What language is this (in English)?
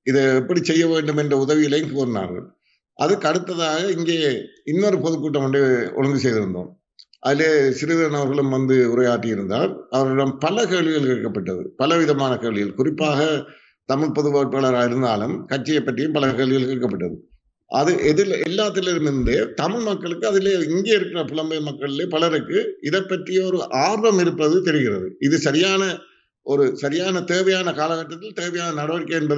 Tamil